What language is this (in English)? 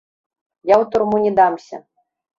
Belarusian